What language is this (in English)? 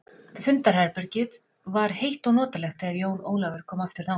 Icelandic